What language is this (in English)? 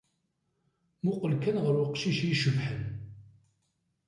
Kabyle